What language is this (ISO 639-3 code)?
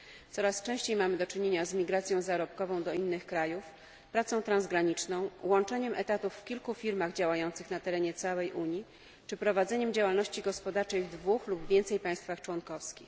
pol